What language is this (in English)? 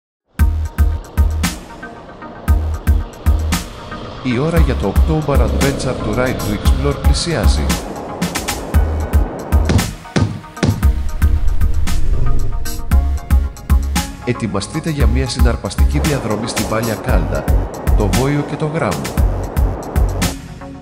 Greek